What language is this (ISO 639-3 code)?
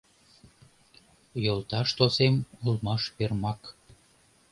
chm